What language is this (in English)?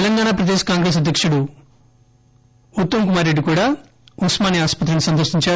Telugu